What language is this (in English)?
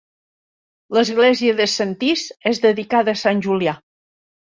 Catalan